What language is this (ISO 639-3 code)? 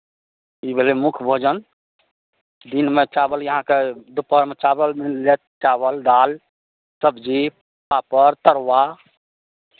mai